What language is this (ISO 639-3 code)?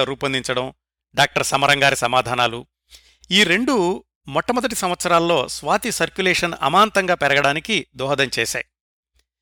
tel